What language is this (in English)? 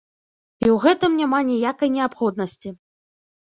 Belarusian